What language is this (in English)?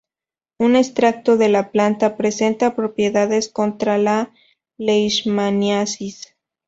Spanish